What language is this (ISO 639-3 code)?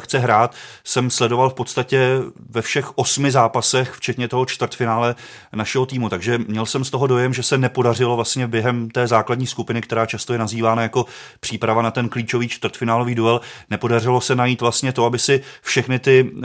ces